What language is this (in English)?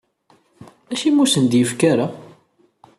Kabyle